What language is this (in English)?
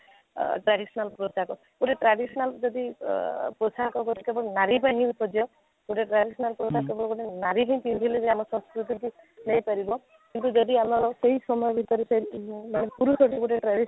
Odia